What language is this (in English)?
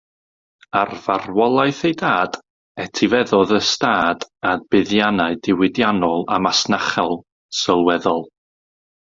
Welsh